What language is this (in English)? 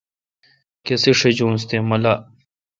Kalkoti